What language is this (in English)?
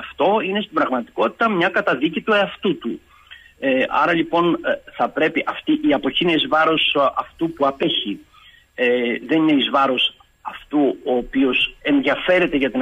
Greek